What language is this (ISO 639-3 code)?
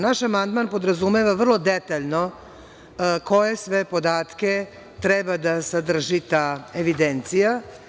srp